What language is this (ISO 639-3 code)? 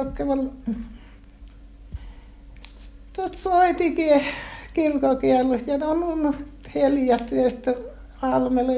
fin